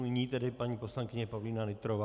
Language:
Czech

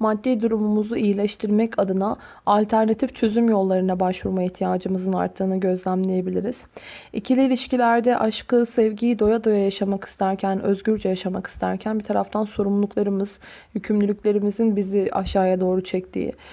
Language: Turkish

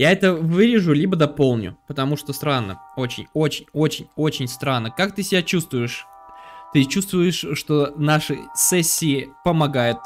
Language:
Russian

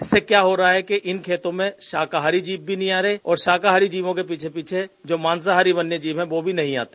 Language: Hindi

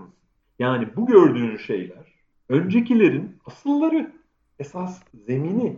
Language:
Turkish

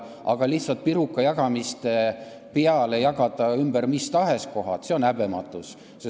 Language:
Estonian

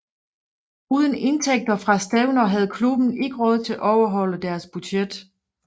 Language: Danish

